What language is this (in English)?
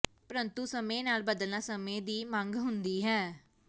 Punjabi